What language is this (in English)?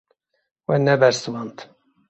Kurdish